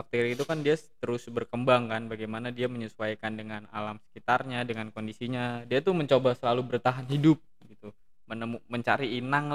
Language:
Indonesian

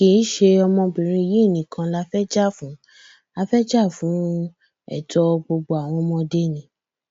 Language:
Yoruba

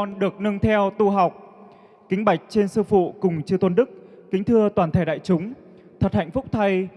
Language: Vietnamese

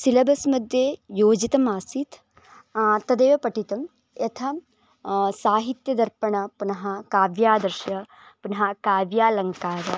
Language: Sanskrit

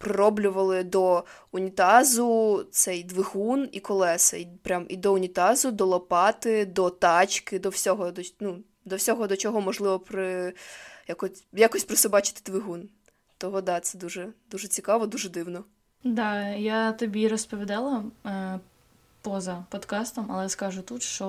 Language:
Ukrainian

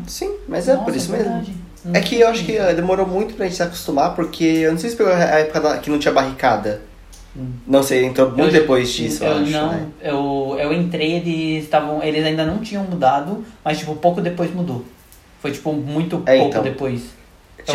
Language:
Portuguese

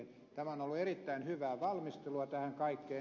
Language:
Finnish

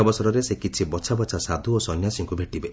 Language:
Odia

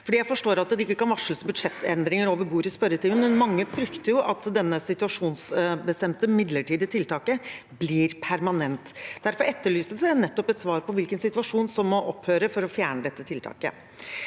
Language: Norwegian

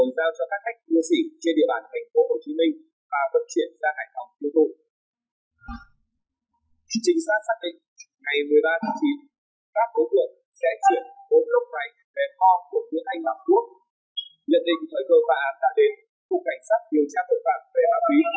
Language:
Vietnamese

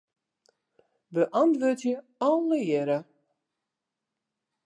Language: Western Frisian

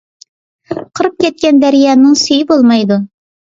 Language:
Uyghur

